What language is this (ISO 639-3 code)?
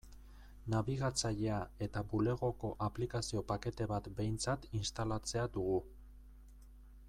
eus